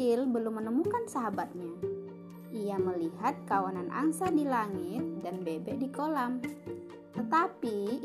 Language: Indonesian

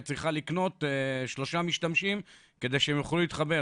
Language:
Hebrew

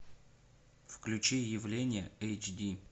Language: Russian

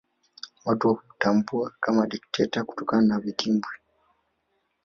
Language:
Swahili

